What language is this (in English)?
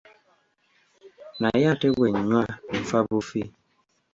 Ganda